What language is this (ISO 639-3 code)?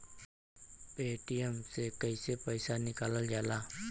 bho